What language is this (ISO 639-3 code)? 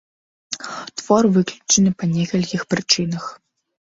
bel